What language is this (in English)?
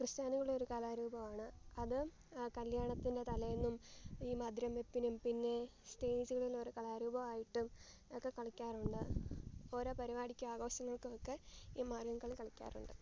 Malayalam